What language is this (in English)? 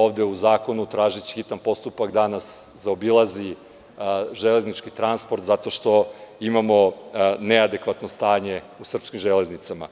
Serbian